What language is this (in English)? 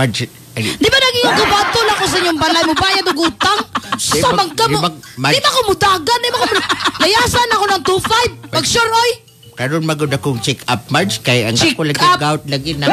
Filipino